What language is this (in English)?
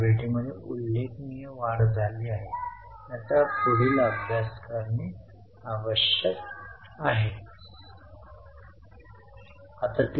Marathi